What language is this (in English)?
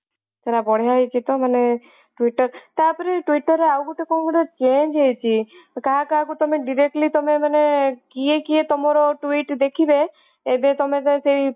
Odia